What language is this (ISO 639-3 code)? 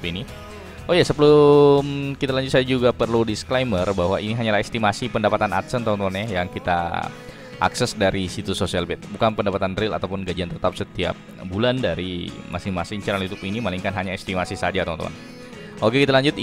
ind